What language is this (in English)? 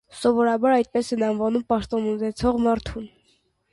Armenian